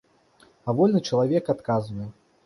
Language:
Belarusian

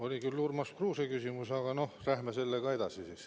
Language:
Estonian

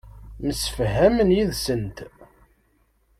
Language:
Kabyle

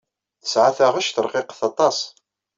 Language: Kabyle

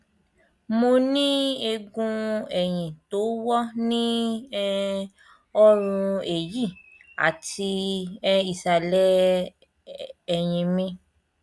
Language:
Yoruba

